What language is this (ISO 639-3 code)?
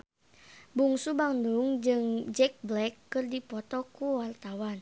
sun